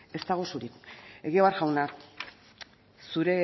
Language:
Basque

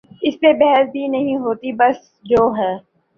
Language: Urdu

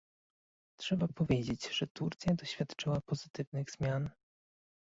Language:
Polish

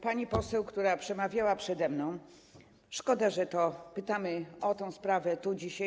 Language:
Polish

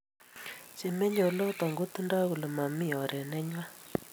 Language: Kalenjin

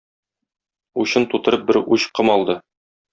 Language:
Tatar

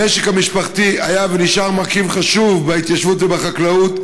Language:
Hebrew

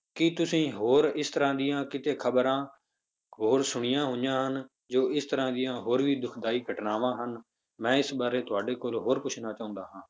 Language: Punjabi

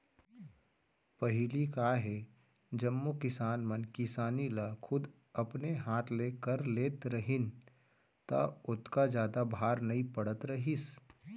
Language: Chhattisgarhi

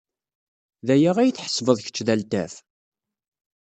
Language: Kabyle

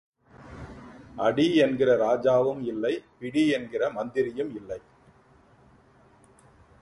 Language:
Tamil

